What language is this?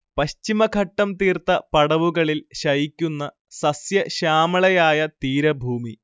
Malayalam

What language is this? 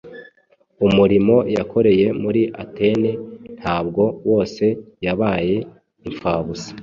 Kinyarwanda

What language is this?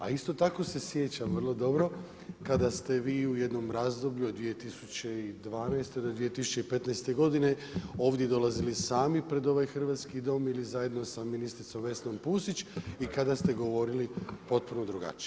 Croatian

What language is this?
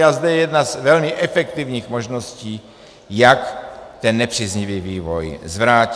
Czech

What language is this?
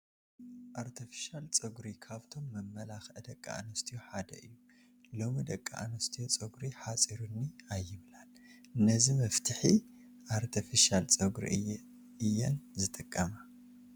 Tigrinya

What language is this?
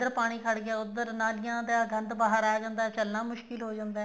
Punjabi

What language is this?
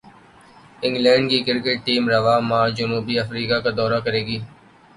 Urdu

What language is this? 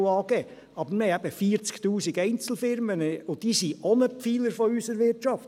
Swiss German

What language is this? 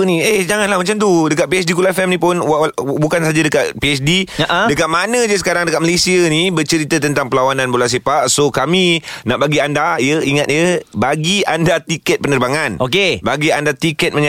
Malay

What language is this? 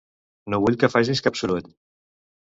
Catalan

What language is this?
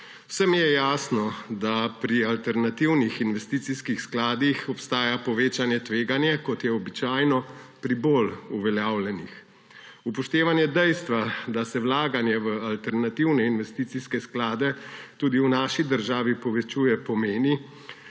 Slovenian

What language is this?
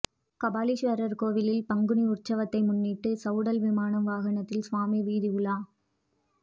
Tamil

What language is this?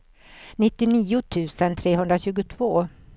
Swedish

